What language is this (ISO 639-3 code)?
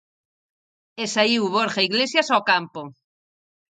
glg